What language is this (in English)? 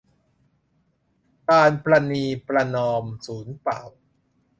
Thai